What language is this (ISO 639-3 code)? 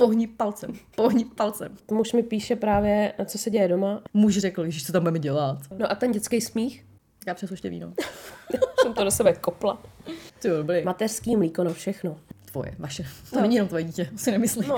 ces